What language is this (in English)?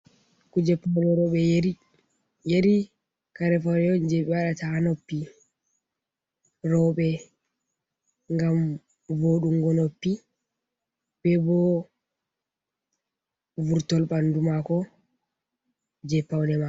Fula